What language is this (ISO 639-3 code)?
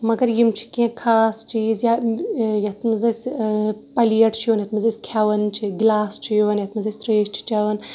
kas